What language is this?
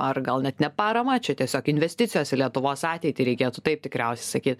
Lithuanian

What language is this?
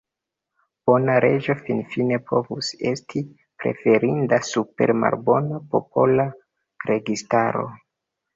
Esperanto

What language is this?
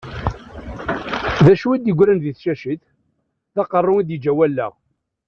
Kabyle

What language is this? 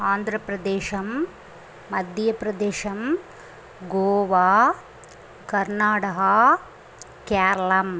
Tamil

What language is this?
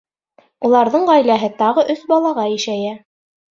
Bashkir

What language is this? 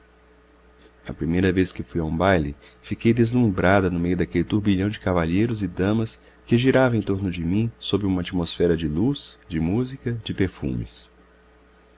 Portuguese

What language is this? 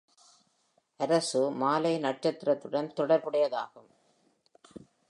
Tamil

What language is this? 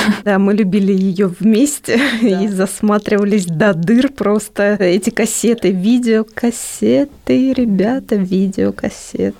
Russian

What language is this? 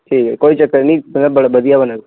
Dogri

